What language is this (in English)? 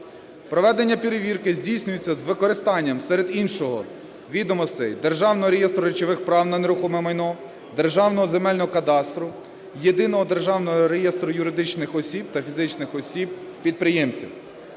Ukrainian